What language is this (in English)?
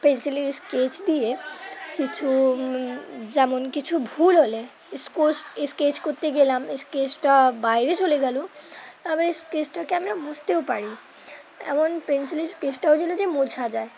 Bangla